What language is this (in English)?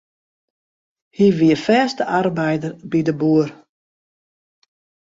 Western Frisian